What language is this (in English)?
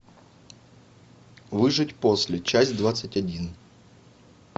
Russian